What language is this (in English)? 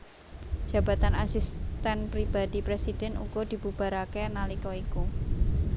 Javanese